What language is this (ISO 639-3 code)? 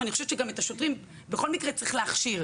heb